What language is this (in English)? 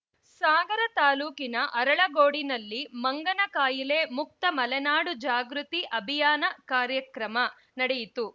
Kannada